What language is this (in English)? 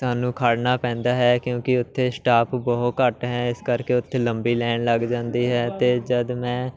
Punjabi